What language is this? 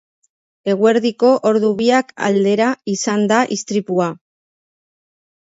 Basque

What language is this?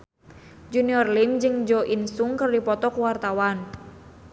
Sundanese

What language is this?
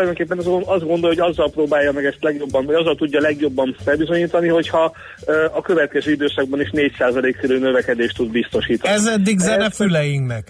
Hungarian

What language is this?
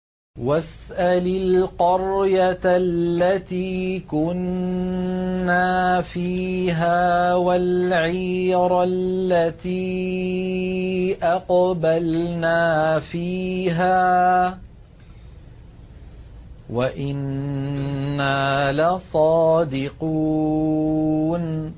Arabic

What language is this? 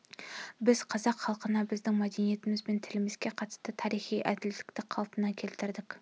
Kazakh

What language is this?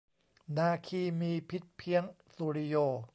Thai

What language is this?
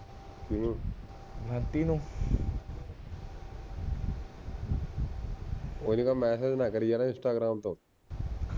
Punjabi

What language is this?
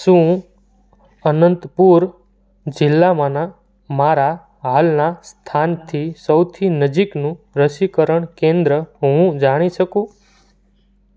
Gujarati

